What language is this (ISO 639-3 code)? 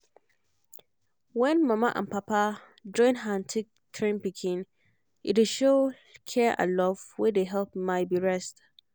pcm